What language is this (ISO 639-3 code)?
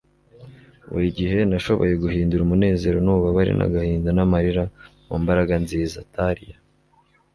kin